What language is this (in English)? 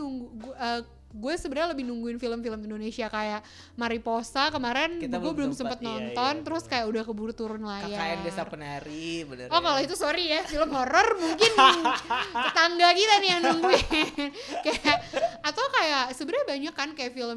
Indonesian